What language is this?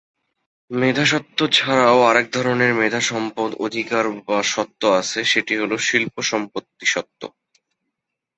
Bangla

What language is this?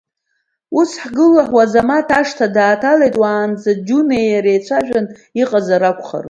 Abkhazian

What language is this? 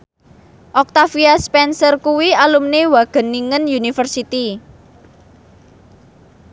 Javanese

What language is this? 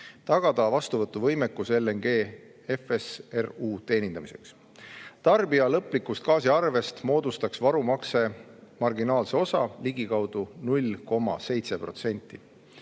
Estonian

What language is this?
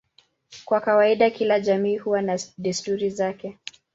Swahili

